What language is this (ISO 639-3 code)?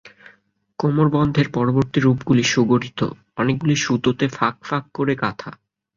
ben